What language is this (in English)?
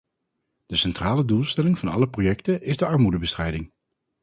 Dutch